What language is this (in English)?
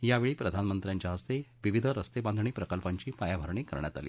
Marathi